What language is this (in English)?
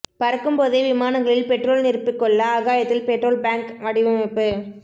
Tamil